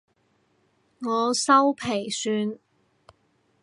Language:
Cantonese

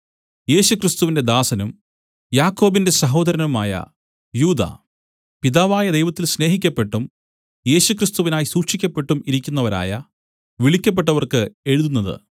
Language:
Malayalam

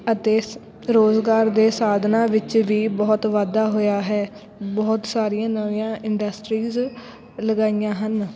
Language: Punjabi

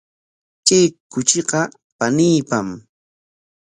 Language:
Corongo Ancash Quechua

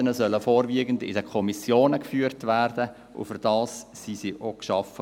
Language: Swiss German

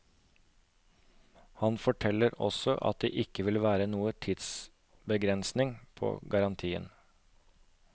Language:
Norwegian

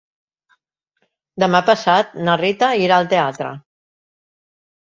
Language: Catalan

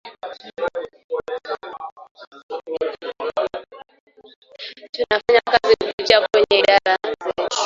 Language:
Swahili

